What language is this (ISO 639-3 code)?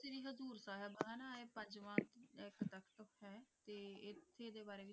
pan